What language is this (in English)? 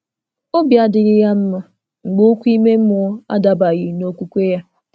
Igbo